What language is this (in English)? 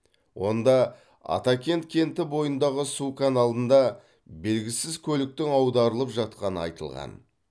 Kazakh